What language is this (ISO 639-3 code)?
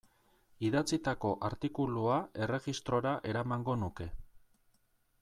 eus